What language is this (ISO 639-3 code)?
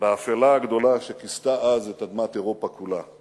heb